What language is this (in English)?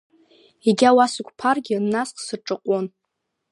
Abkhazian